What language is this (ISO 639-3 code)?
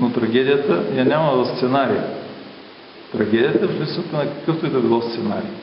bul